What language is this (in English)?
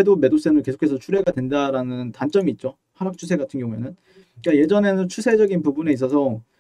Korean